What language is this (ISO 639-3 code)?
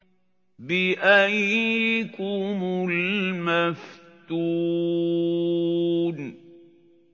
ara